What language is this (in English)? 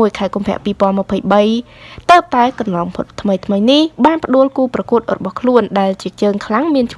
Vietnamese